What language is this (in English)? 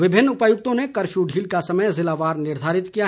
Hindi